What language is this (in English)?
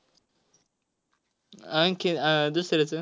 Marathi